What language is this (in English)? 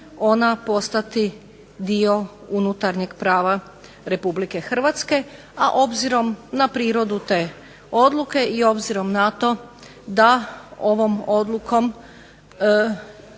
Croatian